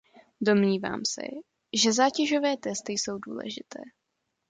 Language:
Czech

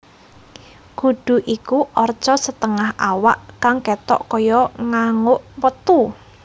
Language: Javanese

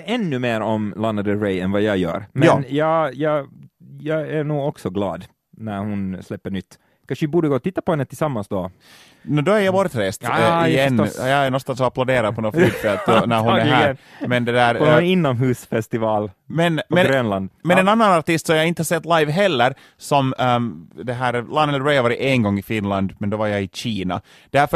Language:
Swedish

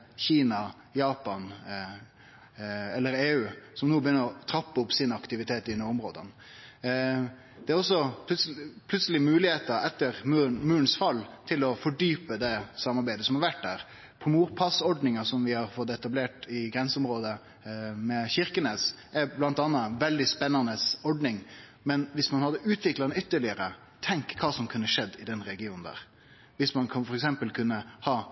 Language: Norwegian Nynorsk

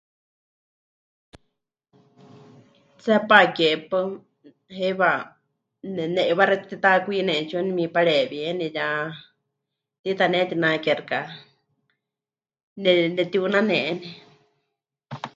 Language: Huichol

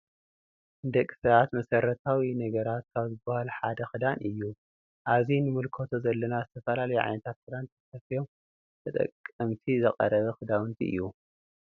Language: Tigrinya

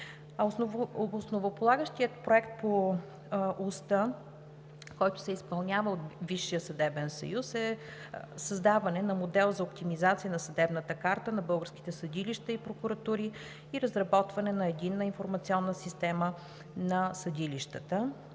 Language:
Bulgarian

